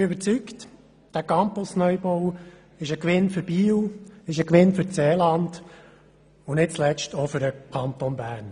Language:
Swiss German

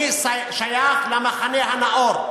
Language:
Hebrew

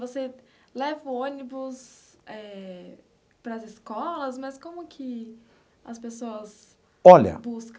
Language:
Portuguese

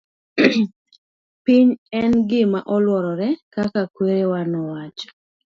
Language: Luo (Kenya and Tanzania)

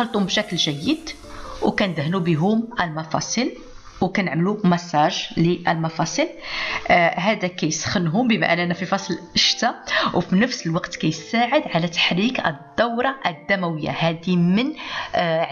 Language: Arabic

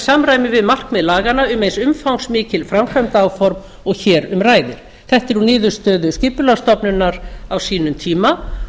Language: Icelandic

